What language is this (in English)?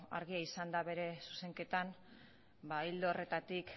Basque